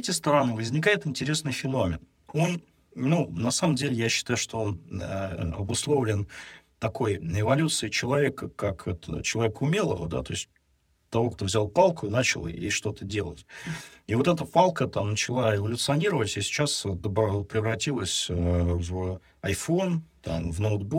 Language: Russian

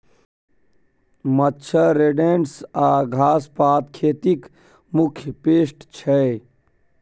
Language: Maithili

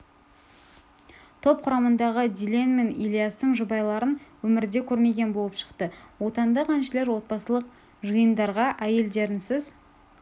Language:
Kazakh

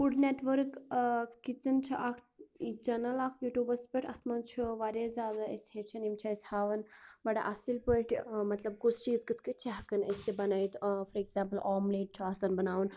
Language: Kashmiri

